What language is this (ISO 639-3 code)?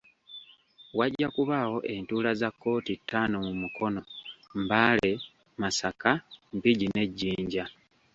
lug